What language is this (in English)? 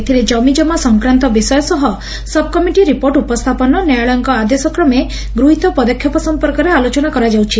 Odia